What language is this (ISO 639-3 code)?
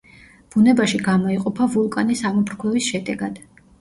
kat